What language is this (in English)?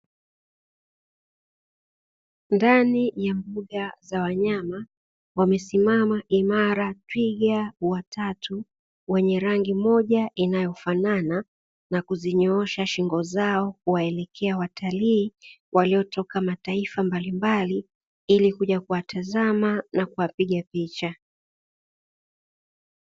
Swahili